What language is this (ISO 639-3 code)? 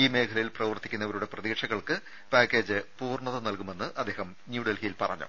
mal